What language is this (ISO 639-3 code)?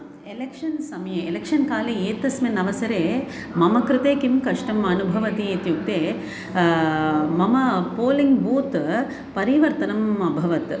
san